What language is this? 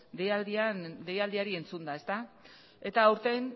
Basque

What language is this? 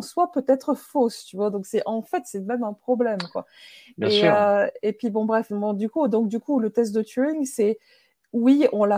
French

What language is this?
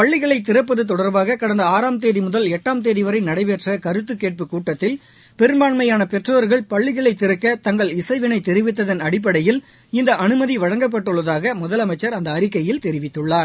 Tamil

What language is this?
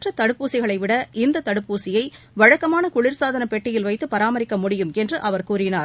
Tamil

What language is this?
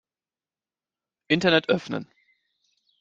German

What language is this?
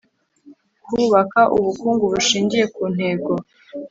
Kinyarwanda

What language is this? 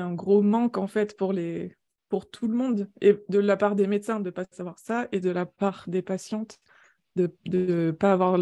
French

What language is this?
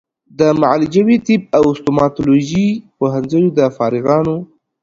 Pashto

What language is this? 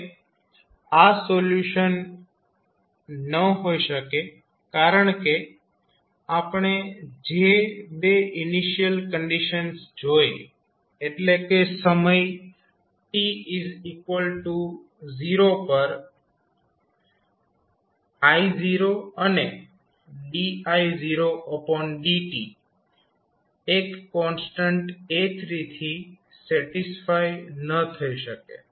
Gujarati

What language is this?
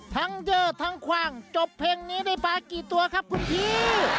Thai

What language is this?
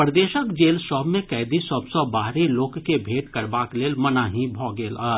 Maithili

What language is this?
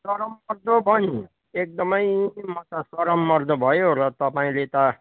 Nepali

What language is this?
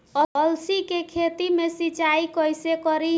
Bhojpuri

